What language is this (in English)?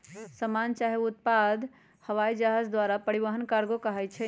Magahi